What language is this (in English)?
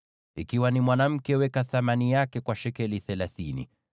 Swahili